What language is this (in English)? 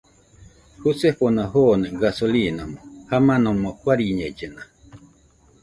Nüpode Huitoto